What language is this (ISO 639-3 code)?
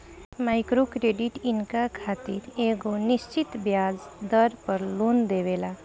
bho